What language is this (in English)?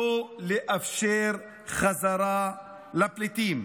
Hebrew